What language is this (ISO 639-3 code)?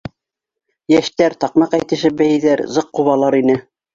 bak